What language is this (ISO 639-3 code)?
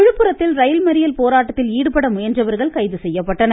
tam